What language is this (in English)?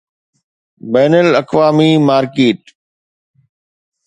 Sindhi